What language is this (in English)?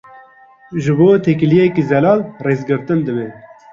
Kurdish